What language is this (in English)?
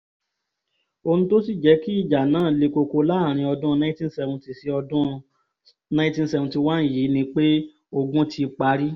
Yoruba